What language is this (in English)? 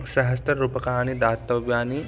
Sanskrit